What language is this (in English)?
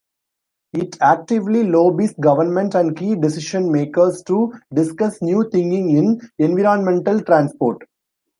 English